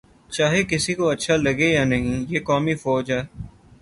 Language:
Urdu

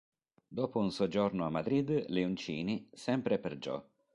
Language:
Italian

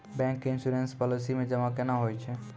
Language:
Maithili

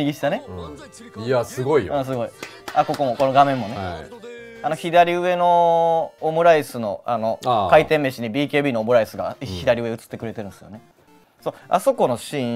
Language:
Japanese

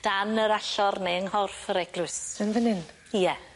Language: Welsh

